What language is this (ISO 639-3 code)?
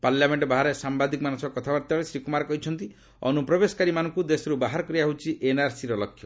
ori